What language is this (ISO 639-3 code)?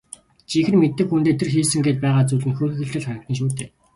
mon